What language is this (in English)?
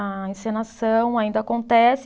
Portuguese